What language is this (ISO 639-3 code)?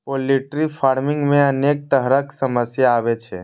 mai